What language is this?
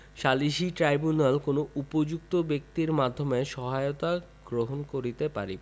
Bangla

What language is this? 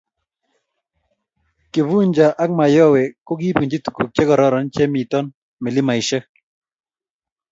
Kalenjin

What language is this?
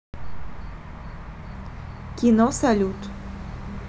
Russian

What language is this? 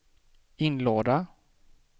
Swedish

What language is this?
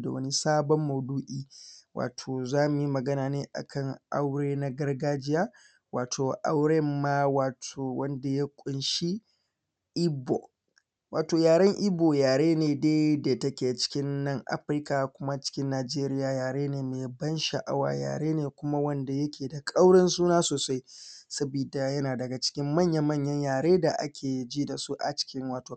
Hausa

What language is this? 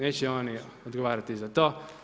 Croatian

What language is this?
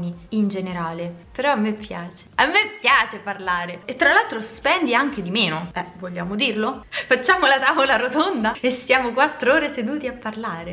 Italian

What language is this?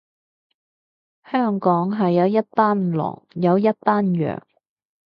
Cantonese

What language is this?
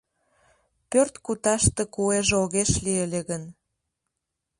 Mari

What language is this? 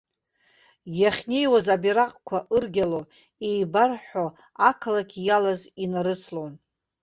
Abkhazian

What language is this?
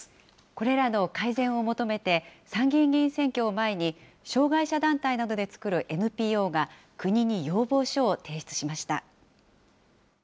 Japanese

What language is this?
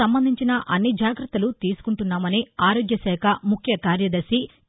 Telugu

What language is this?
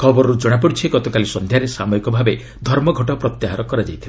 Odia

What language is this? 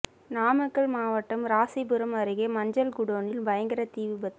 Tamil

